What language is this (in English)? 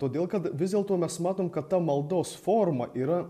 Lithuanian